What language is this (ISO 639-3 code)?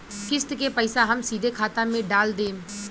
bho